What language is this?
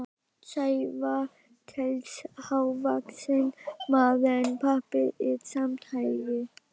Icelandic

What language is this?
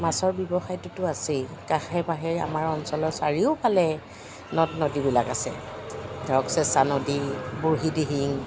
Assamese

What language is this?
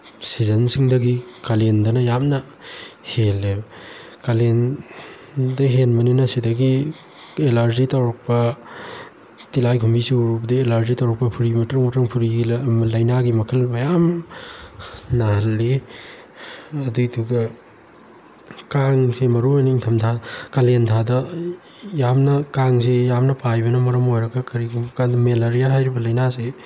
Manipuri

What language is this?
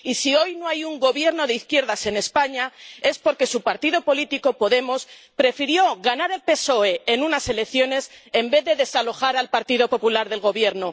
Spanish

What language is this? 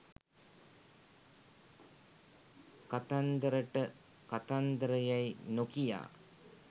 Sinhala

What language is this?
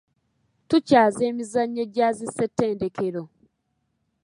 Ganda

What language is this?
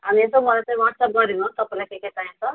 Nepali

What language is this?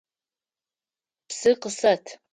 Adyghe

